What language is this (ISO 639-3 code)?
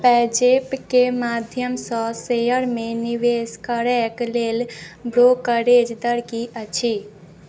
mai